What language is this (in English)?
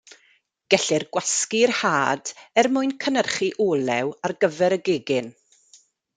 Welsh